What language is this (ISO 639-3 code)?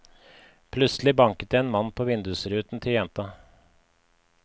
nor